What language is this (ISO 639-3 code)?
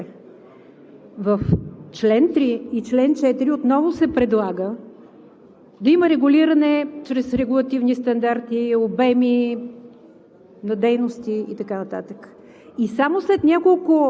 bul